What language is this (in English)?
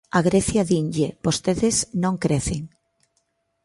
Galician